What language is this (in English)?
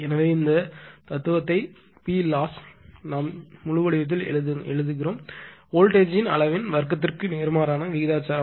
Tamil